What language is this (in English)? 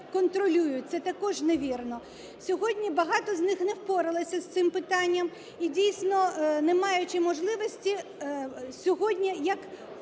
Ukrainian